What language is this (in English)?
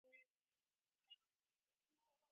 Divehi